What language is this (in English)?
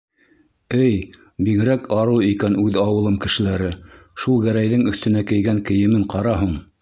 Bashkir